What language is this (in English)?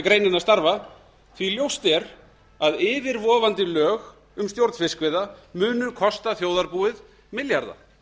Icelandic